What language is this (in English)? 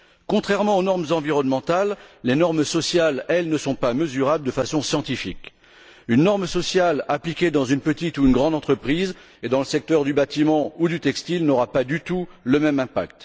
French